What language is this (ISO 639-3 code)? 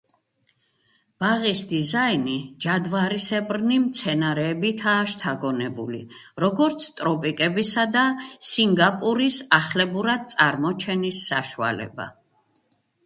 kat